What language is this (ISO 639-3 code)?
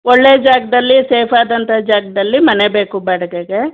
kan